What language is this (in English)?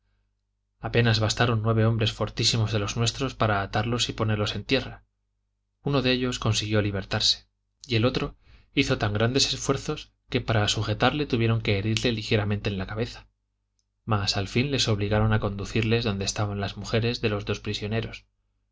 Spanish